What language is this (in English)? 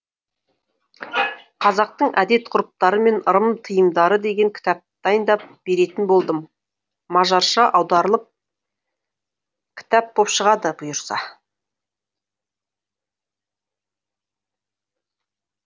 Kazakh